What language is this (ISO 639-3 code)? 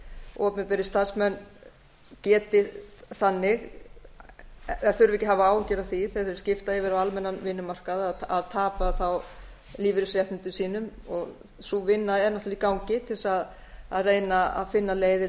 isl